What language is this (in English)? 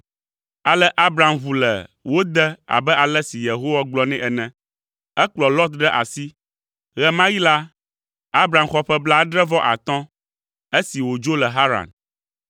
Ewe